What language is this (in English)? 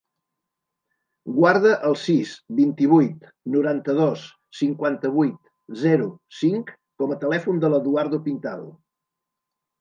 Catalan